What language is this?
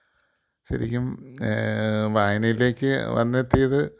Malayalam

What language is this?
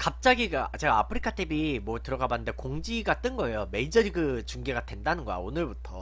Korean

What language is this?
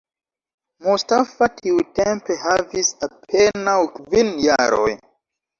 Esperanto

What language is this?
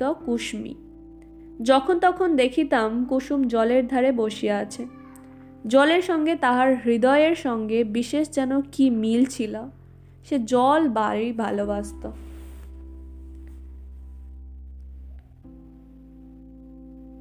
Bangla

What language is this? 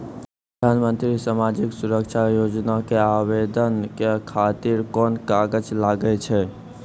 Maithili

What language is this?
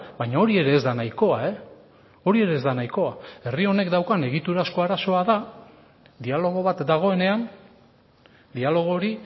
Basque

